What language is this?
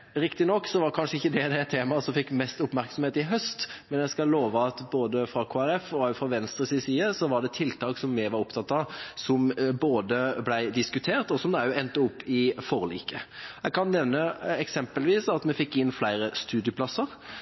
Norwegian Bokmål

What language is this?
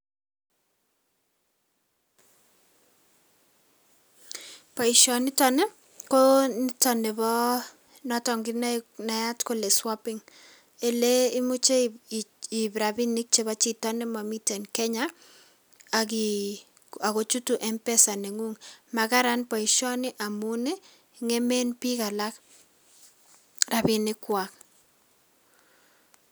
Kalenjin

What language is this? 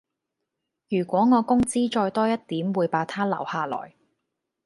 Cantonese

